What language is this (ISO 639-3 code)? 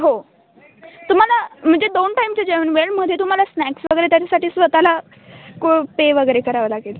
mar